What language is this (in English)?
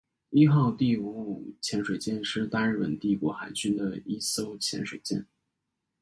Chinese